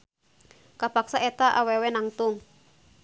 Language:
Sundanese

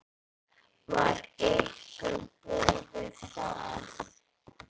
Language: Icelandic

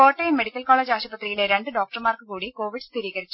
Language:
Malayalam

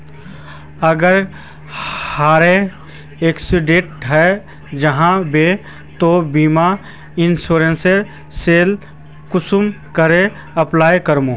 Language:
Magahi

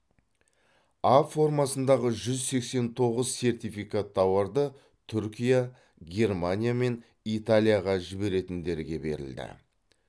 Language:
Kazakh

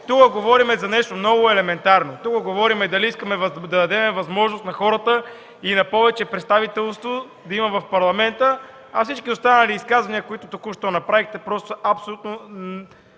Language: Bulgarian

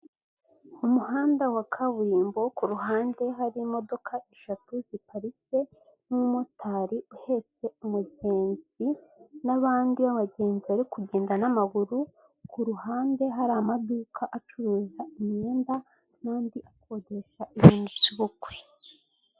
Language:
Kinyarwanda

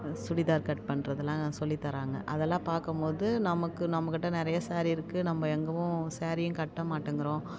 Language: Tamil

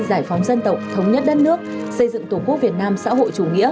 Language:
Vietnamese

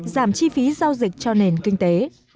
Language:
Vietnamese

